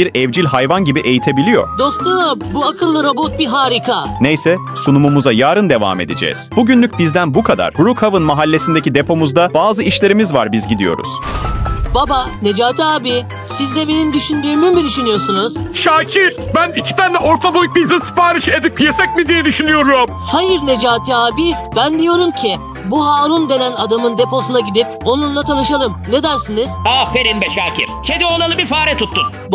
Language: Turkish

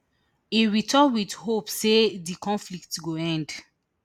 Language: Nigerian Pidgin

